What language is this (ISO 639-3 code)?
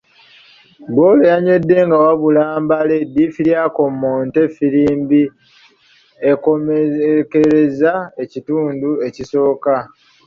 lug